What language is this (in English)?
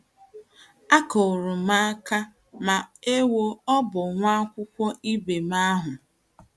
Igbo